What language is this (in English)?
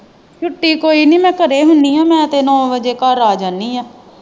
Punjabi